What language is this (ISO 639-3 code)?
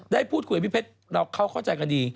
tha